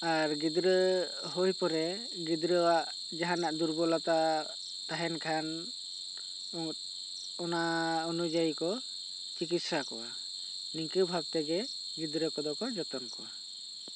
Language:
Santali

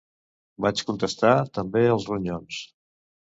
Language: Catalan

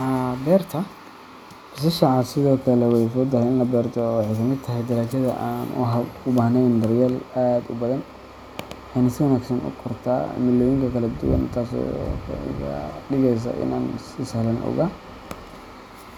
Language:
Somali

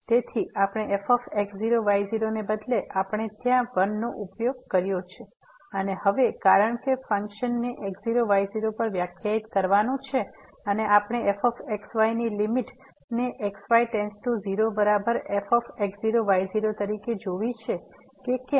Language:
Gujarati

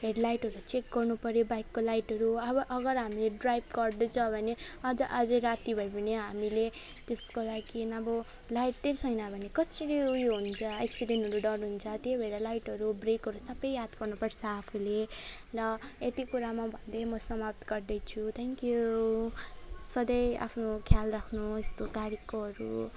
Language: Nepali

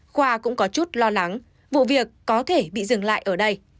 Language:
Vietnamese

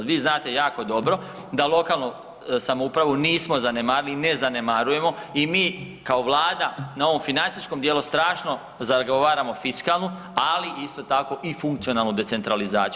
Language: Croatian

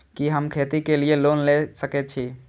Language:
Maithili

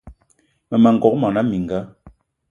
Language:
Eton (Cameroon)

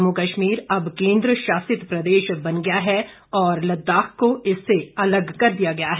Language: Hindi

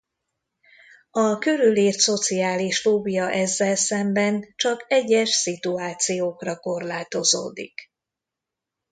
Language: Hungarian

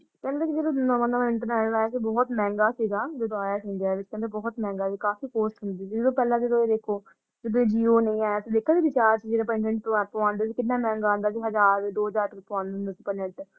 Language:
Punjabi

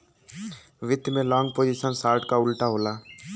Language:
Bhojpuri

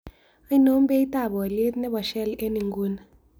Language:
Kalenjin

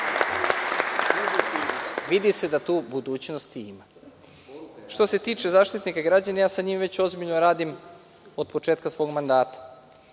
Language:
Serbian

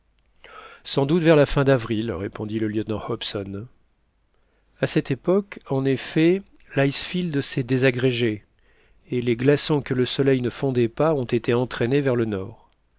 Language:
French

